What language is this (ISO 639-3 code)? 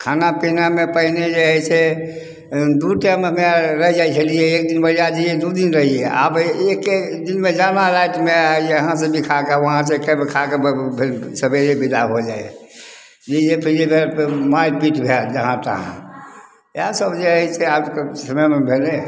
mai